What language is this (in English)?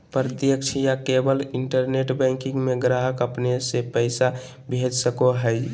Magahi